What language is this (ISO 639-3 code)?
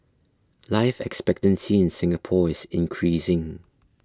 eng